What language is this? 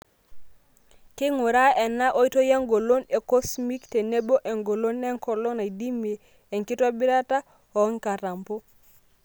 Masai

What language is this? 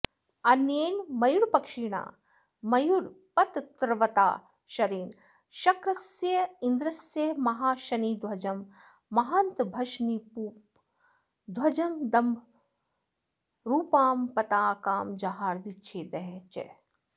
Sanskrit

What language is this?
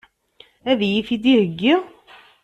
Kabyle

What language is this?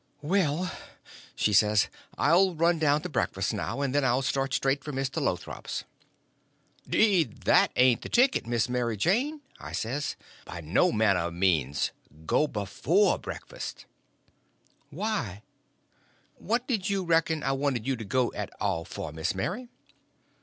English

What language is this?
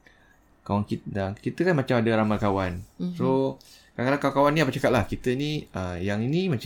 Malay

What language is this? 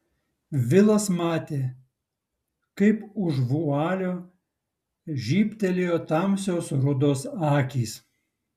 Lithuanian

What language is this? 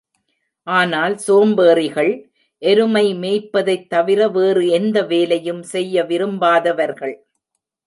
Tamil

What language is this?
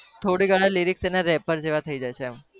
Gujarati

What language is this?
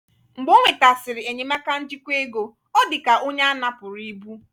Igbo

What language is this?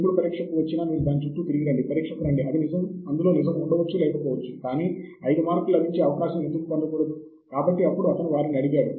Telugu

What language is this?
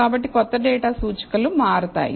Telugu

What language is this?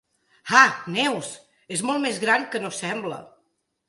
Catalan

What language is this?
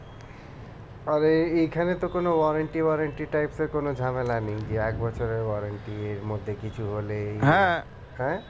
Bangla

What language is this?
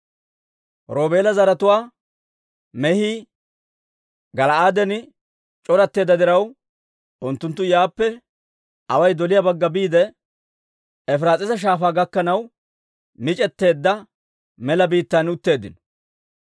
Dawro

